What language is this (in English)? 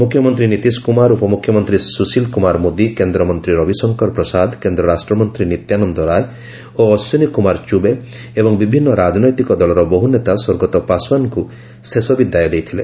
Odia